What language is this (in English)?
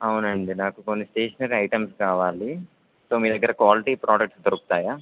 Telugu